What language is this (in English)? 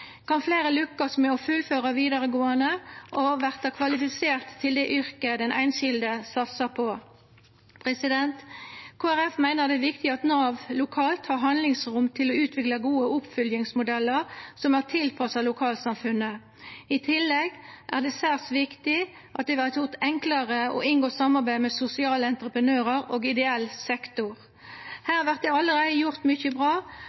Norwegian Nynorsk